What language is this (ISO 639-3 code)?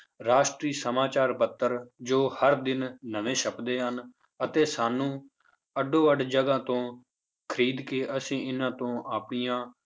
pan